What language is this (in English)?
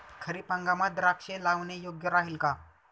Marathi